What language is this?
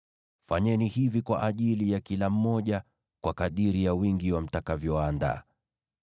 Swahili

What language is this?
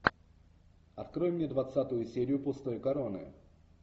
Russian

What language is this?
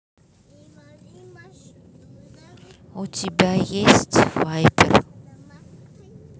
Russian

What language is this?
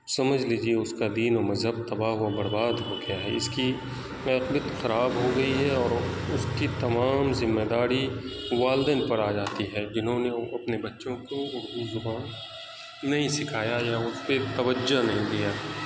Urdu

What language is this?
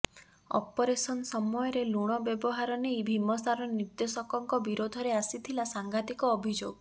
Odia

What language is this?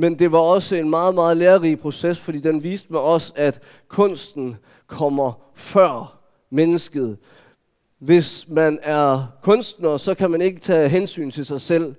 Danish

